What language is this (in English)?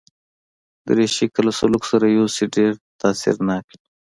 Pashto